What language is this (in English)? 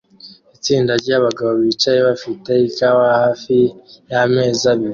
Kinyarwanda